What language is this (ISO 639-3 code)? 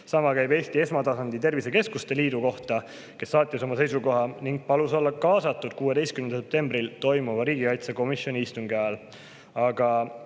est